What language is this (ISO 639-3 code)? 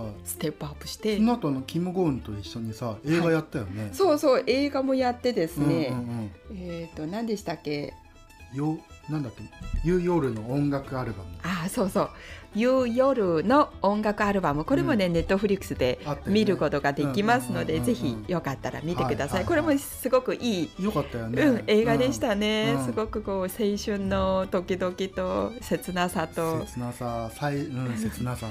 jpn